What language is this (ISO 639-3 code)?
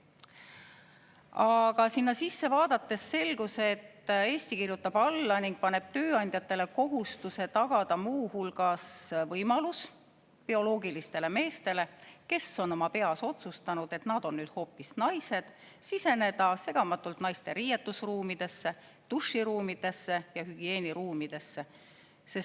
est